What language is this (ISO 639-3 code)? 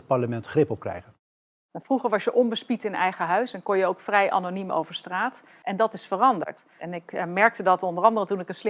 nld